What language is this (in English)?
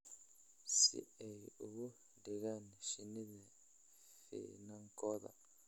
Somali